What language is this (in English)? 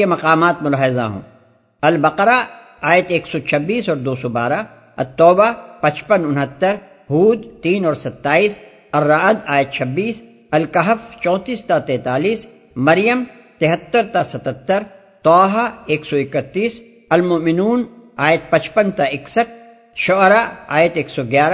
Urdu